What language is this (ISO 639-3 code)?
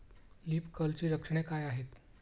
mar